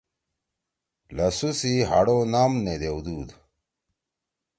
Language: Torwali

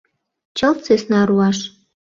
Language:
Mari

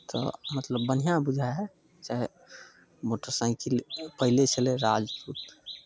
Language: Maithili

